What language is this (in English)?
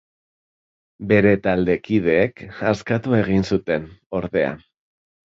Basque